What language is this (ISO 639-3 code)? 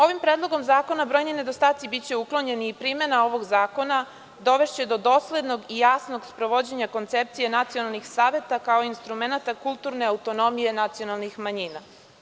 srp